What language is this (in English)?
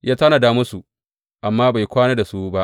Hausa